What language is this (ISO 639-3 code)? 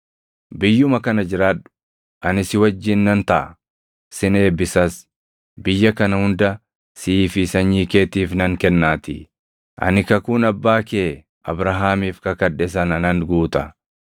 orm